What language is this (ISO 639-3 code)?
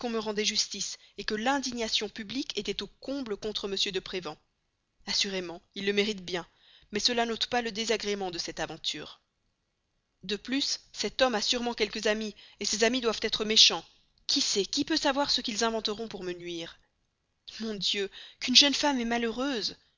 fra